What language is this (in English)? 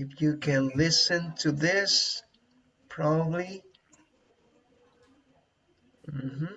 English